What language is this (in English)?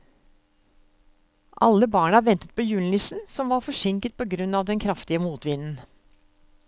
Norwegian